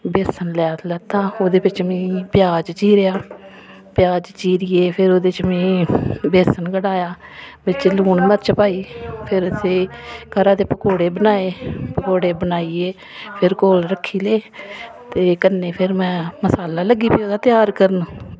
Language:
Dogri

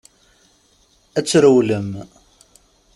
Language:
Kabyle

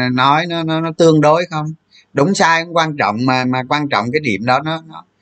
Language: Vietnamese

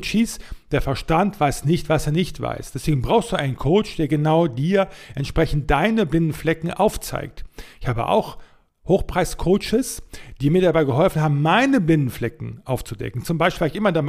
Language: German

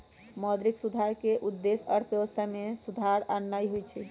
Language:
Magahi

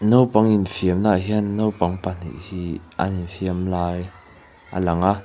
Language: Mizo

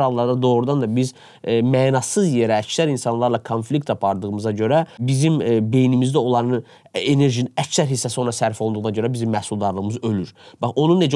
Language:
Turkish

